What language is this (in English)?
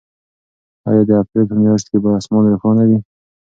Pashto